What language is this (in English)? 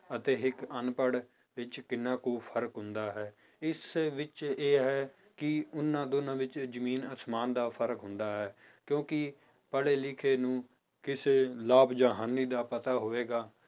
Punjabi